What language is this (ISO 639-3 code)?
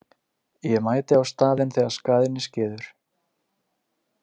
isl